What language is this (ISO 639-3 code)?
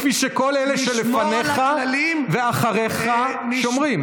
heb